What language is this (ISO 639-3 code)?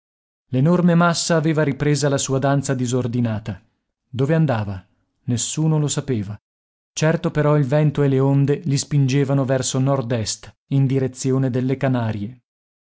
ita